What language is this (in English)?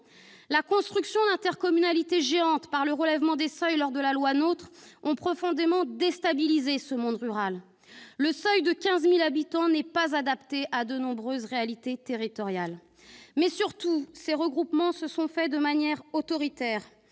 French